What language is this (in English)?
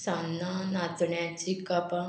Konkani